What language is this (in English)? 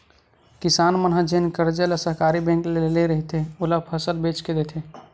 Chhattisgarhi